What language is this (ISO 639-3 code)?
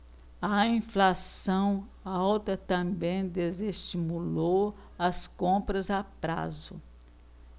por